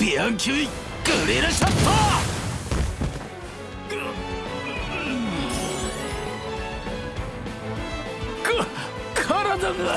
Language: Japanese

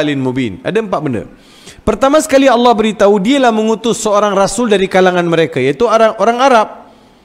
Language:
Malay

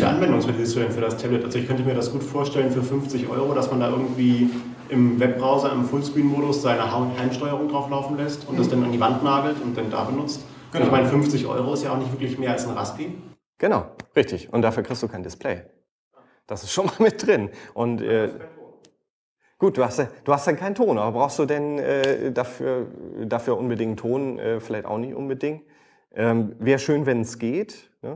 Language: German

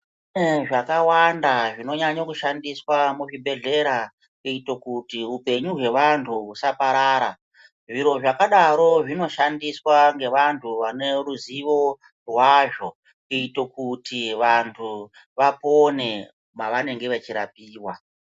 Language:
Ndau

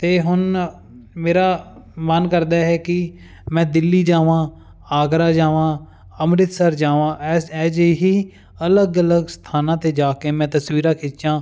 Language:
Punjabi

